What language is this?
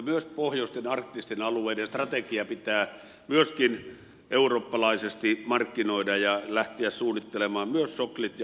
Finnish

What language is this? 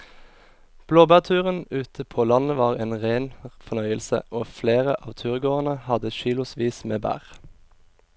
Norwegian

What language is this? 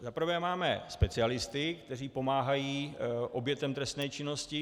Czech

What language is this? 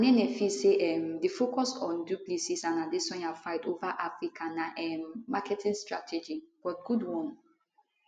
Nigerian Pidgin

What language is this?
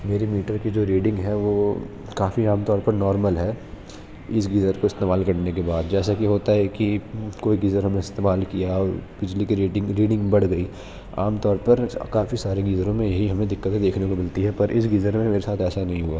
Urdu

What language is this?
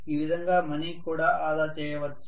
Telugu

